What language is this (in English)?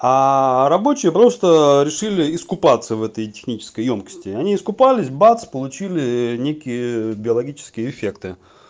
Russian